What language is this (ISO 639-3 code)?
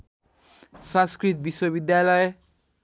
nep